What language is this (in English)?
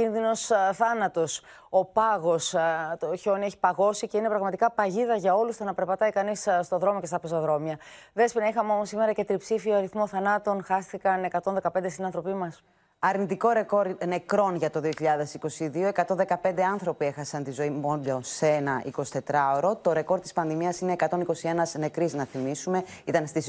Greek